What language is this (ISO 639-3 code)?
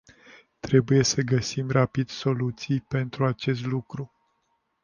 ron